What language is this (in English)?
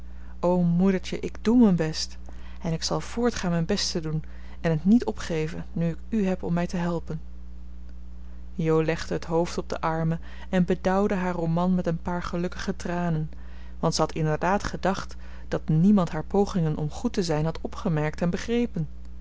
Dutch